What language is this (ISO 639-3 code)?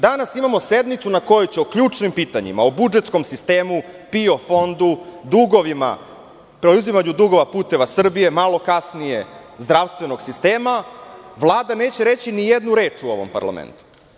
srp